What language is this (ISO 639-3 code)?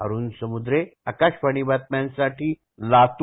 mar